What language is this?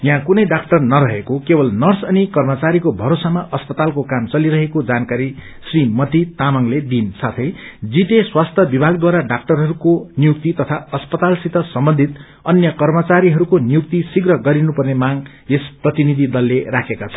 Nepali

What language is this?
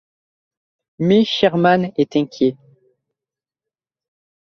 French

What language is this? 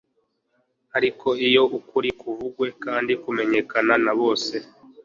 Kinyarwanda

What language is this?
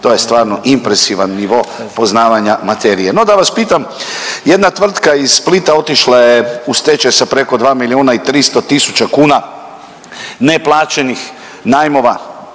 Croatian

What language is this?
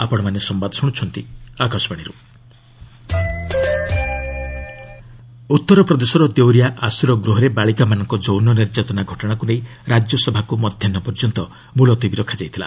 Odia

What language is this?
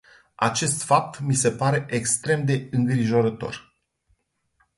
Romanian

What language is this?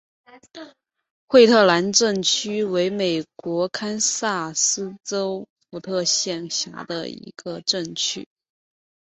Chinese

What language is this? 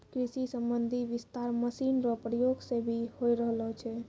Maithili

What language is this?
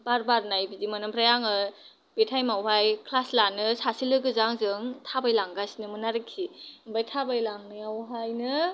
Bodo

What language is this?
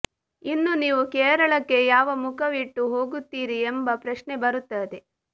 Kannada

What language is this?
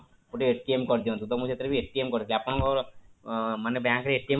Odia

